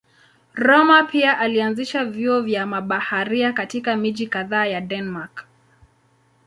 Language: Swahili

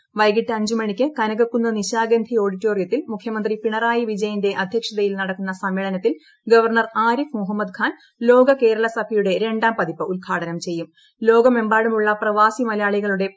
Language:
Malayalam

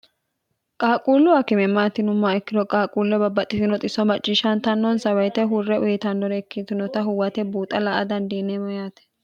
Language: Sidamo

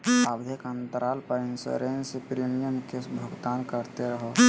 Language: Magahi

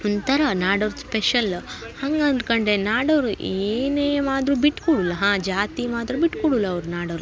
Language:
Kannada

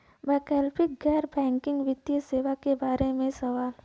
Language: Bhojpuri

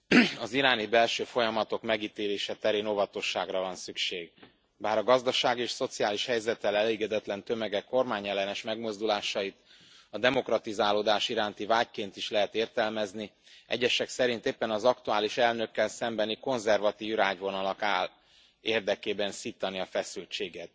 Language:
Hungarian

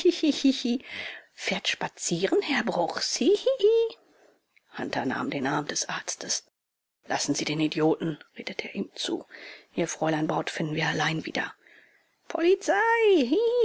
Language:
German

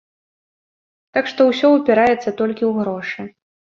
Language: Belarusian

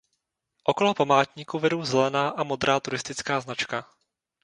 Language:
Czech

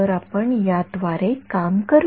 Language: Marathi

